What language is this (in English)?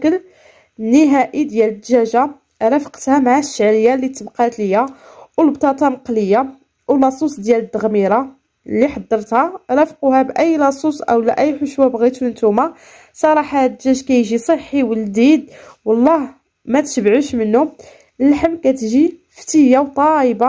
Arabic